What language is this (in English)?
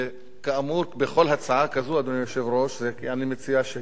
Hebrew